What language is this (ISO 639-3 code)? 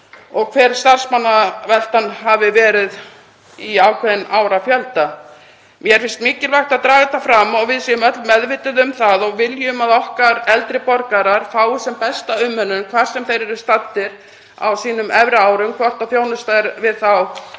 isl